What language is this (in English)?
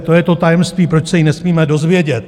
Czech